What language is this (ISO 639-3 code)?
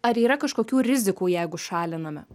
lit